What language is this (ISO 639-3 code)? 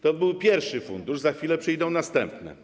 pol